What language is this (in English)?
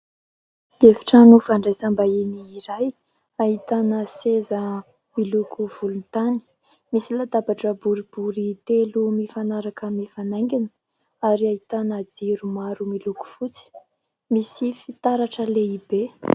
Malagasy